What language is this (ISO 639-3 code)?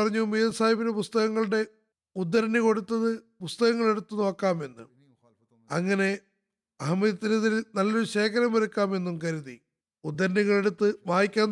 mal